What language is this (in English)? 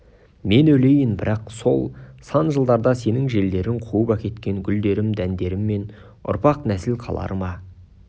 Kazakh